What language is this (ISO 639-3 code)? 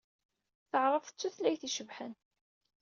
kab